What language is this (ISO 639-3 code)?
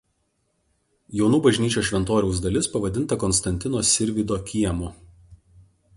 lit